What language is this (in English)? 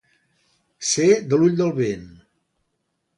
Catalan